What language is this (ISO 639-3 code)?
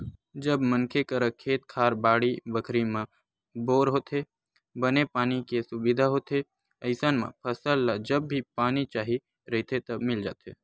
hne